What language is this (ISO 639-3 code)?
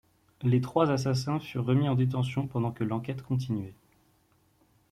fra